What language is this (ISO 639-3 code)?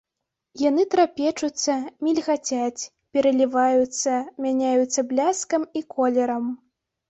bel